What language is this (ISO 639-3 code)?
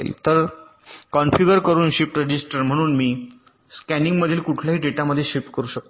mar